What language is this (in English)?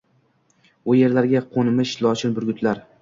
Uzbek